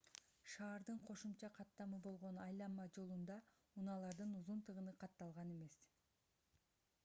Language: Kyrgyz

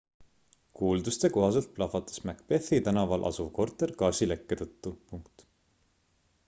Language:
Estonian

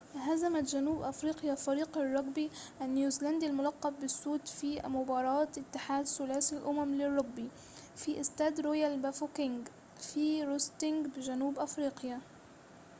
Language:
Arabic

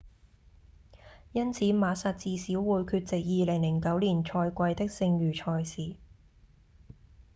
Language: Cantonese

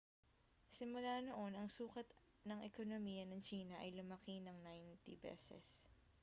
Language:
Filipino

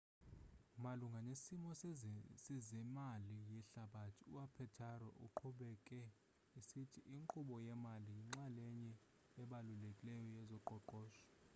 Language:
Xhosa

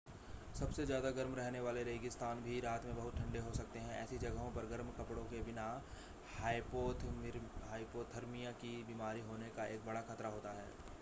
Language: Hindi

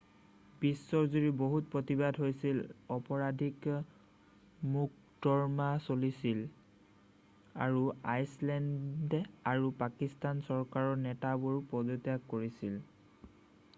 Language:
Assamese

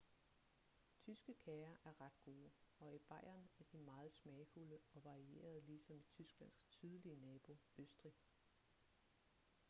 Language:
Danish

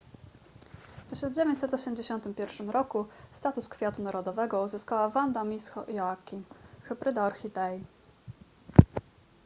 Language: Polish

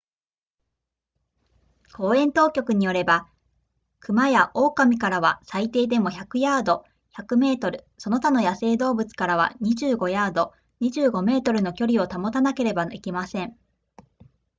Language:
Japanese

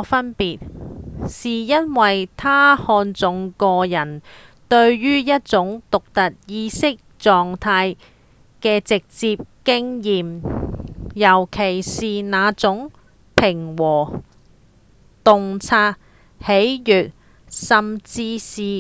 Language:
Cantonese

